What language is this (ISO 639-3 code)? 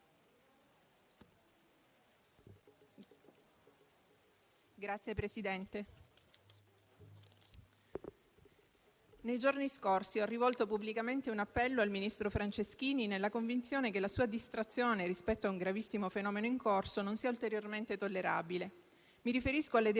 ita